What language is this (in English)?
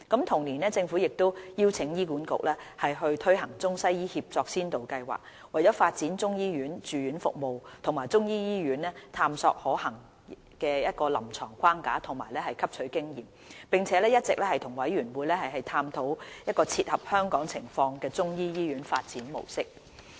Cantonese